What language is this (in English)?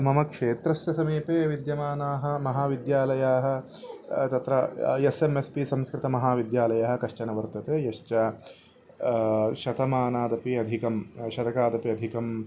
Sanskrit